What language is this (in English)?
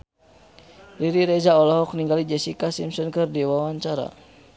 Sundanese